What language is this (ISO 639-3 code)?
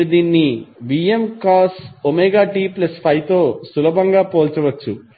tel